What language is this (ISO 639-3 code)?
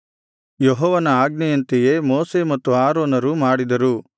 kan